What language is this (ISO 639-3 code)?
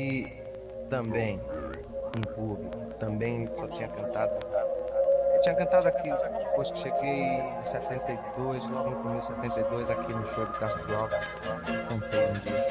por